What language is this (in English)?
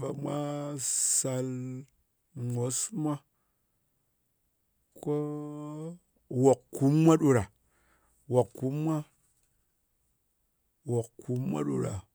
Ngas